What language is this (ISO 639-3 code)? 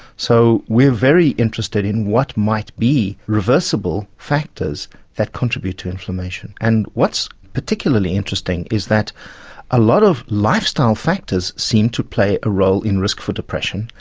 eng